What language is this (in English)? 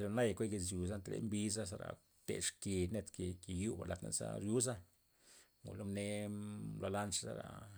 Loxicha Zapotec